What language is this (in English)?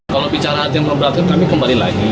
Indonesian